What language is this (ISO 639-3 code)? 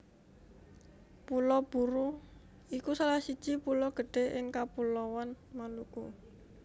jav